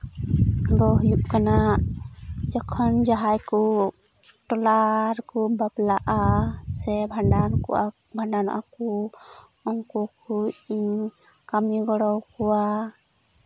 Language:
Santali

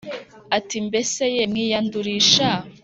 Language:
Kinyarwanda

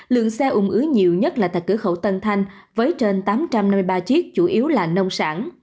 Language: Vietnamese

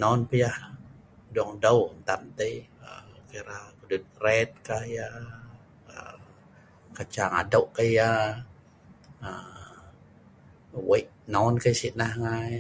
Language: Sa'ban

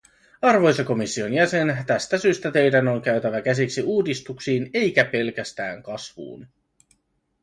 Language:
Finnish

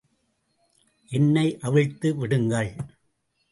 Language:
Tamil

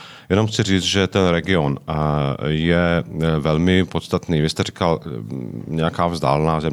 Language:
Czech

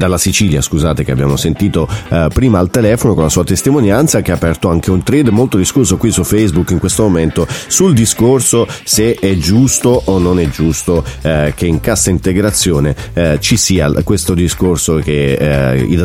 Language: Italian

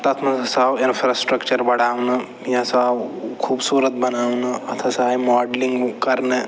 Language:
Kashmiri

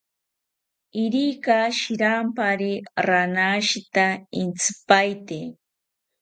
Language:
South Ucayali Ashéninka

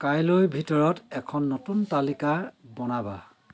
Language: Assamese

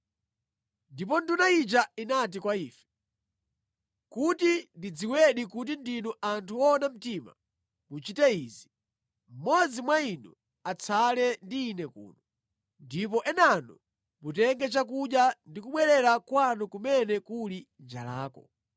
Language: Nyanja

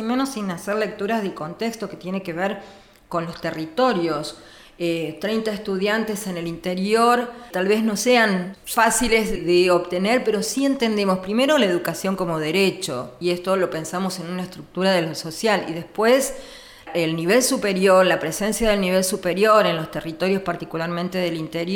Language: Spanish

